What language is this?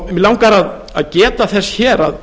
Icelandic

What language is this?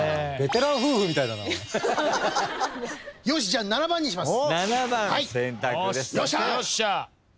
Japanese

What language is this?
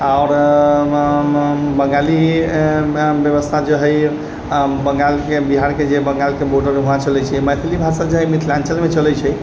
Maithili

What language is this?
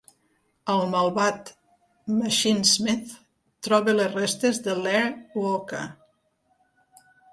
Catalan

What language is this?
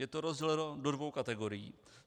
Czech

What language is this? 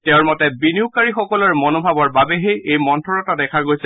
Assamese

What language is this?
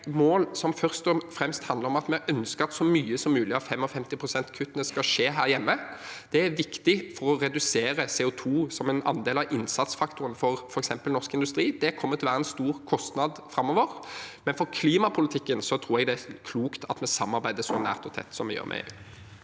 Norwegian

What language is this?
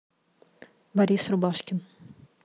Russian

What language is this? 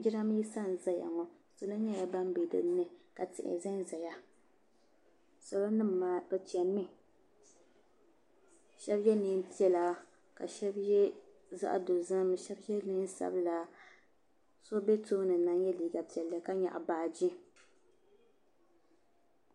Dagbani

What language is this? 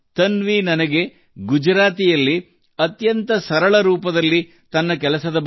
Kannada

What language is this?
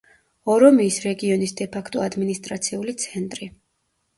Georgian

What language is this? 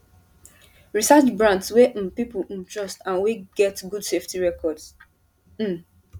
Nigerian Pidgin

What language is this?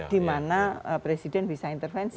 Indonesian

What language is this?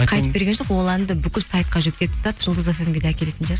Kazakh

